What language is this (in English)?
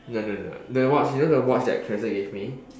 English